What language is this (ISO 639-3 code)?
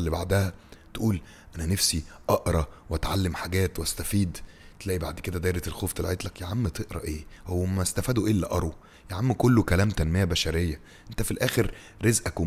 ara